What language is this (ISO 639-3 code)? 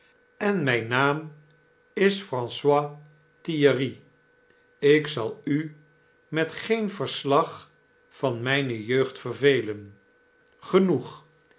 nld